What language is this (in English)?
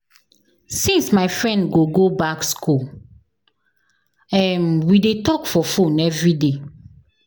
Nigerian Pidgin